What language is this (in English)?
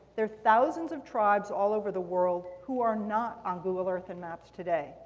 English